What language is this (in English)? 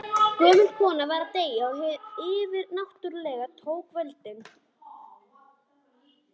Icelandic